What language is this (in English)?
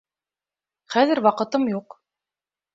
Bashkir